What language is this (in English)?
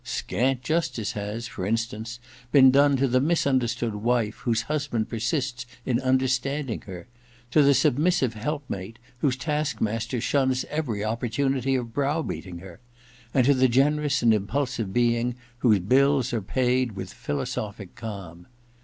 English